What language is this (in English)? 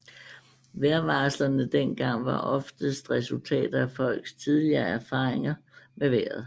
Danish